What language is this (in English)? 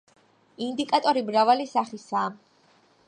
Georgian